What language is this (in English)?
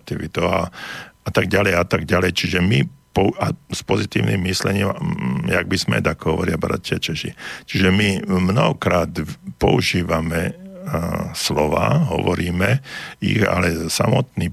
Slovak